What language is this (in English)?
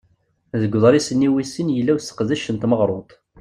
Kabyle